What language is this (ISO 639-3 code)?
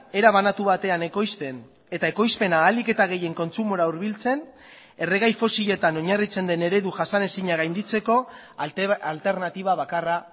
eus